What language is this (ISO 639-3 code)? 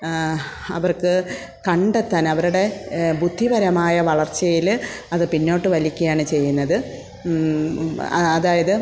mal